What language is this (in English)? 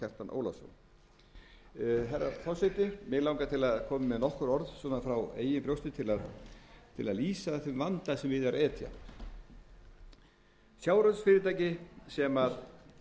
Icelandic